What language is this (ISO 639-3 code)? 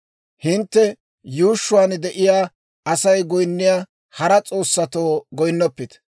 dwr